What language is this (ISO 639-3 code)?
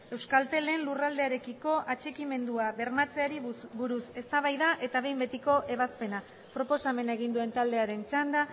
eus